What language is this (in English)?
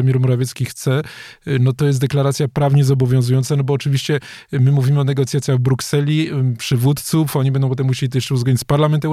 Polish